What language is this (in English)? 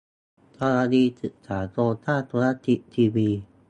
Thai